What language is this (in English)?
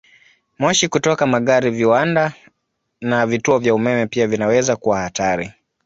Swahili